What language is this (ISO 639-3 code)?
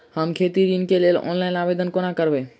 mai